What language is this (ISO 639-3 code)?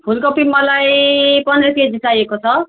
nep